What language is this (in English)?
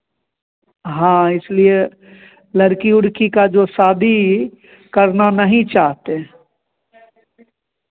Hindi